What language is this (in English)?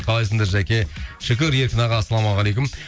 Kazakh